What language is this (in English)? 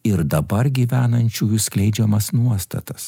Lithuanian